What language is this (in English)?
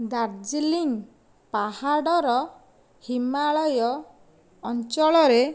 Odia